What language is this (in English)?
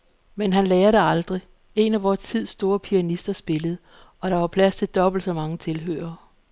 Danish